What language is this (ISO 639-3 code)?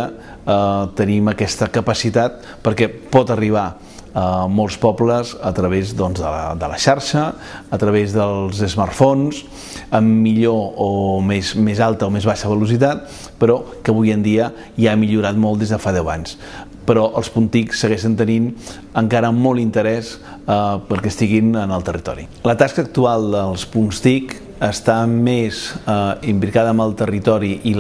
cat